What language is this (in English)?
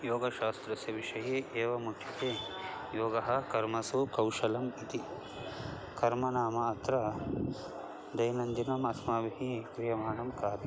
Sanskrit